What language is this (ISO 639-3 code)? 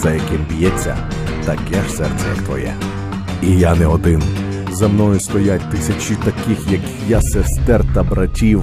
rus